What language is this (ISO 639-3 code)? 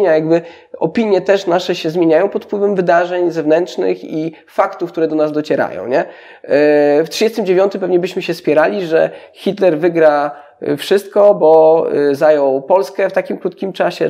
pol